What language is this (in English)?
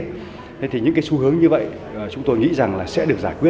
Vietnamese